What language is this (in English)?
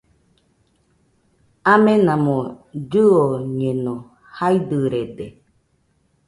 Nüpode Huitoto